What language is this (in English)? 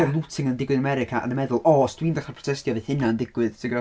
Welsh